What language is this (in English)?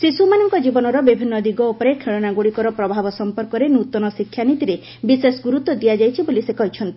Odia